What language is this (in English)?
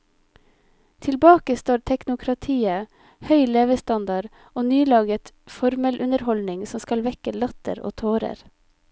Norwegian